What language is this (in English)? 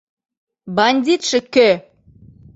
Mari